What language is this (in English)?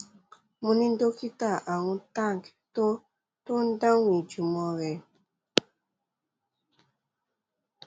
Yoruba